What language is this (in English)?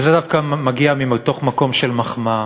Hebrew